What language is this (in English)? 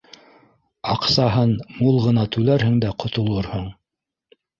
Bashkir